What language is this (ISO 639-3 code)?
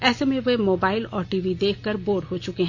hin